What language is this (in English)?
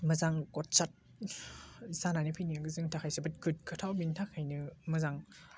Bodo